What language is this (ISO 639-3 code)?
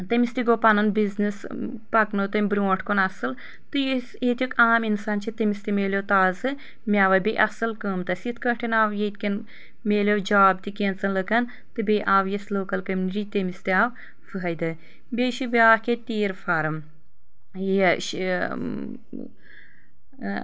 kas